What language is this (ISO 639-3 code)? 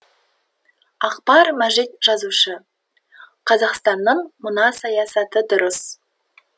kaz